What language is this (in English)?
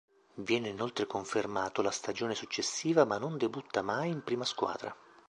Italian